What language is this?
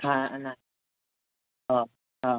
Gujarati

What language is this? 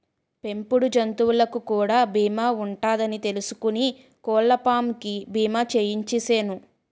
Telugu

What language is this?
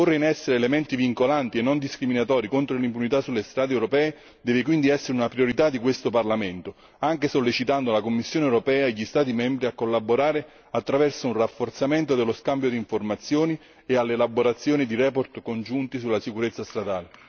Italian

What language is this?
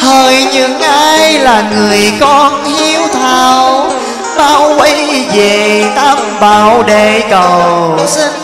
Vietnamese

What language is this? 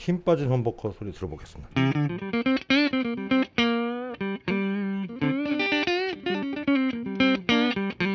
Korean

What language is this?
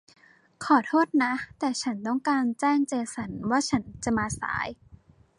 Thai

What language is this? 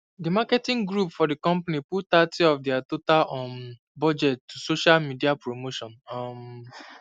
Nigerian Pidgin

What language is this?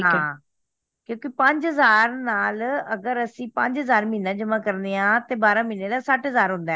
Punjabi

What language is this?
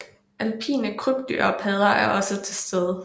Danish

